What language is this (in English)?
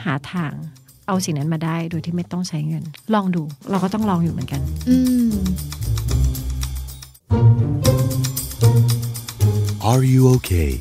Thai